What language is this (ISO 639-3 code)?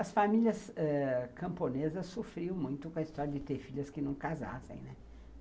por